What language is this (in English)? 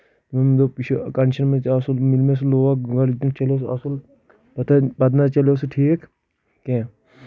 Kashmiri